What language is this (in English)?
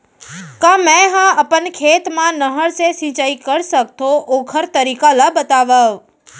Chhattisgarhi